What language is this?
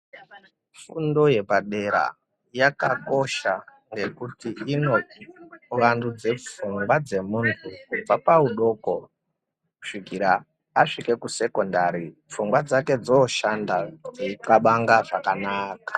Ndau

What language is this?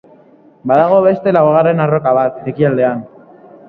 Basque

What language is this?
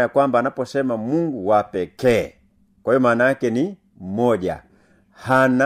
Swahili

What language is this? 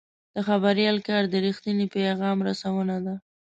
Pashto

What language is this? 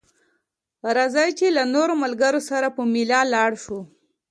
Pashto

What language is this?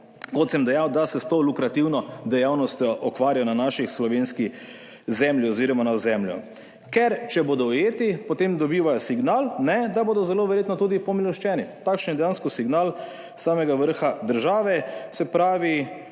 Slovenian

